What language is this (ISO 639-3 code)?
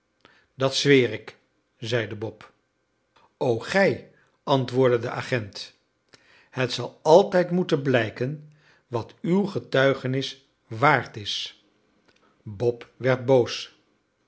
nld